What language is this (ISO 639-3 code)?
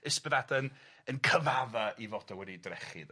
cym